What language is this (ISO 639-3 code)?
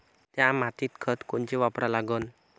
mar